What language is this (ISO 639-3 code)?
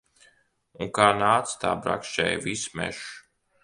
lav